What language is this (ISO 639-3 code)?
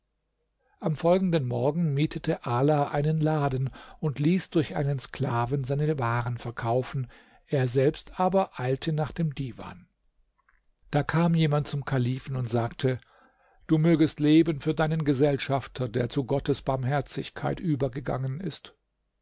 deu